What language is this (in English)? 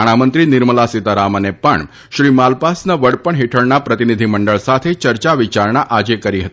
Gujarati